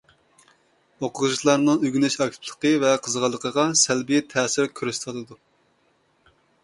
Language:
Uyghur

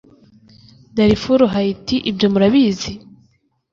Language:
Kinyarwanda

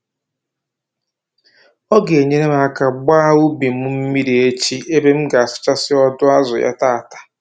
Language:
Igbo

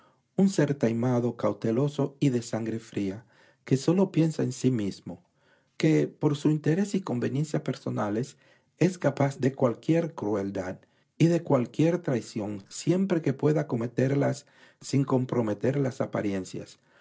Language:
Spanish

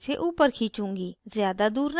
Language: Hindi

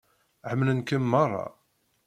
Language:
Kabyle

